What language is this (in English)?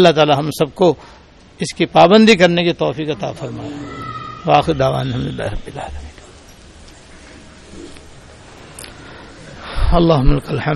Urdu